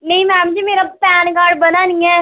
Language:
Dogri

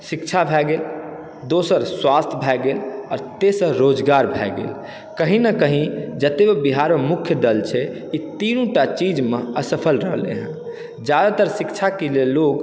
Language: Maithili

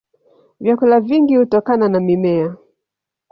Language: Swahili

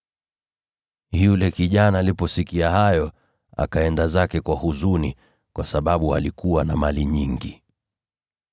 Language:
Swahili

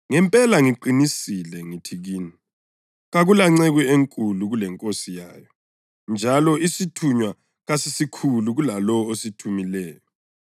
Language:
North Ndebele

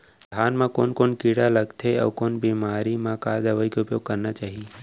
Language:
Chhattisgarhi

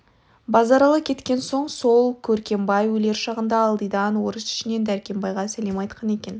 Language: Kazakh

